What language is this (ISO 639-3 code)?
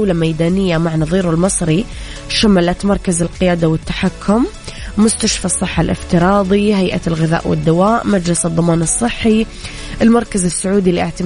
ara